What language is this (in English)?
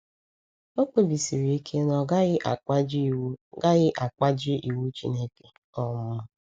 Igbo